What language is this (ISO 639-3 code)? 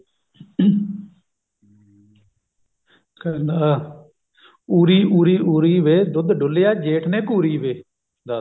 pan